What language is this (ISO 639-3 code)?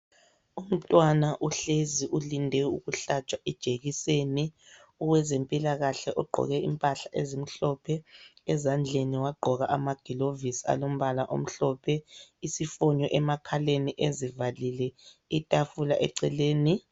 nde